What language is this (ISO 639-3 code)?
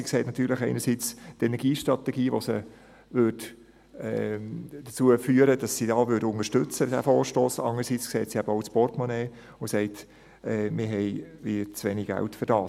gsw